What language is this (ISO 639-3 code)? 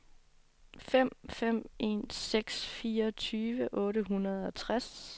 dan